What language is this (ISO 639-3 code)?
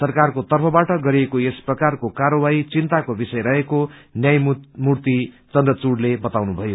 nep